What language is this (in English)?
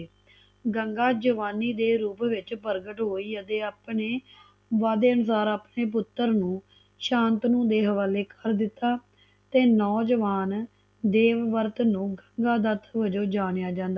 Punjabi